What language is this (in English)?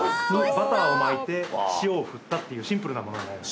Japanese